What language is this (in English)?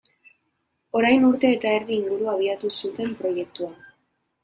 Basque